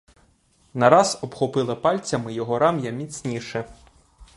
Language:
Ukrainian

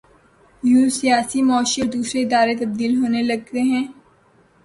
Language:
Urdu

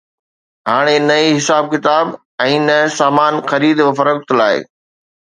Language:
Sindhi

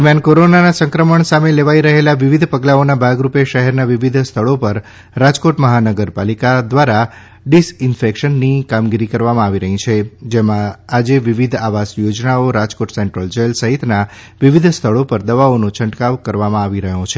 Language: Gujarati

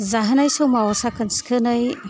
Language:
Bodo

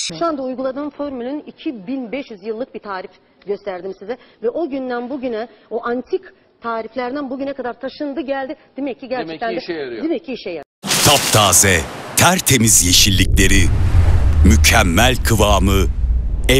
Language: Turkish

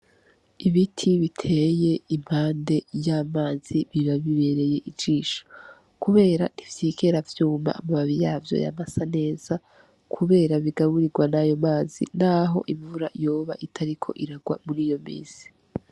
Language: Rundi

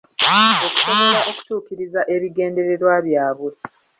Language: Ganda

